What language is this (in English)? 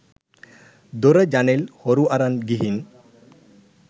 Sinhala